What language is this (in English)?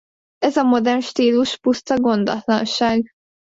Hungarian